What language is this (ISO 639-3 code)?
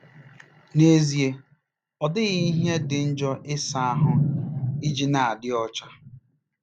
ibo